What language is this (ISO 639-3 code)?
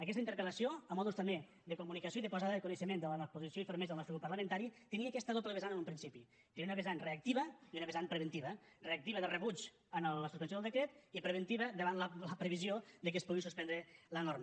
cat